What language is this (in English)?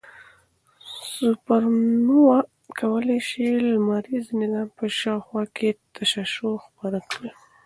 Pashto